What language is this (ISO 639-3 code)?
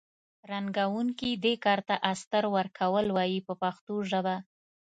pus